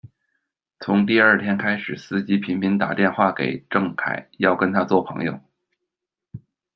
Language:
Chinese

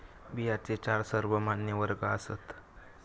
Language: Marathi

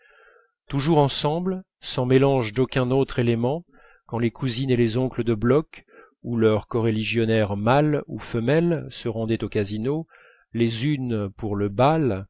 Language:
French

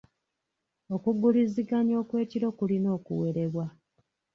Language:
Ganda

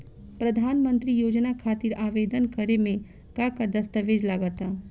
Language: Bhojpuri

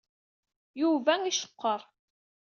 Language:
Kabyle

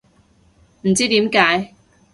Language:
Cantonese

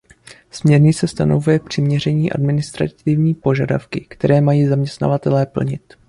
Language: Czech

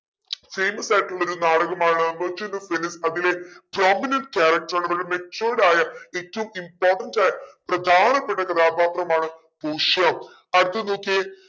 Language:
Malayalam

